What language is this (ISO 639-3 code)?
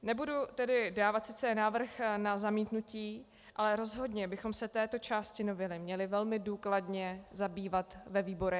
ces